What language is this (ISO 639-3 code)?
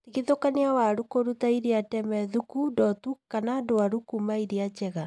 kik